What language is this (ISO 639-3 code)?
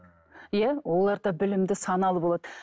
kaz